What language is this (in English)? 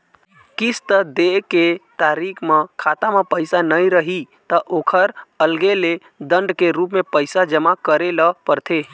Chhattisgarhi